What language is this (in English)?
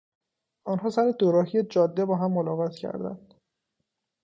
Persian